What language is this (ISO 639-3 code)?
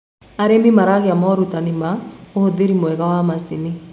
kik